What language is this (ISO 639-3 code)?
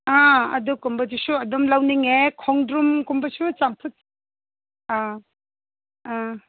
mni